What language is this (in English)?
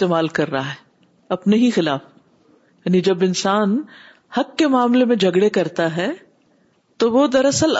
Urdu